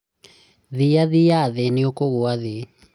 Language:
Kikuyu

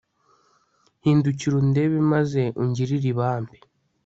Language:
Kinyarwanda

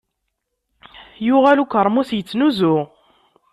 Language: Kabyle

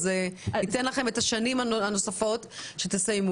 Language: Hebrew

